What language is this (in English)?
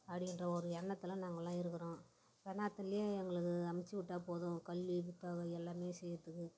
Tamil